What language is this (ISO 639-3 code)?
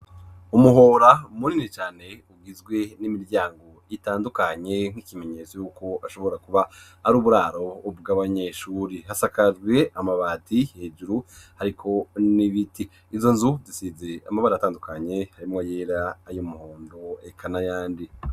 run